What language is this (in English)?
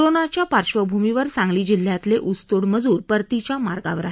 Marathi